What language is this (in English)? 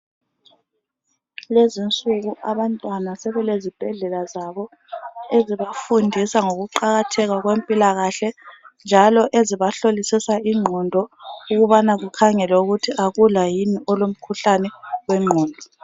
North Ndebele